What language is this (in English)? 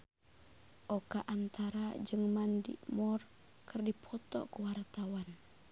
Sundanese